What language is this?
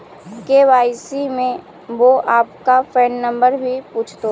Magahi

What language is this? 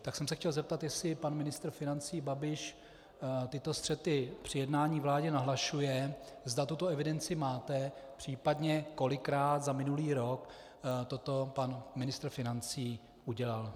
Czech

